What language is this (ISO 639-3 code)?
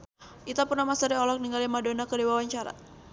sun